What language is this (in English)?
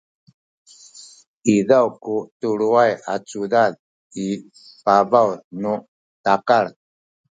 Sakizaya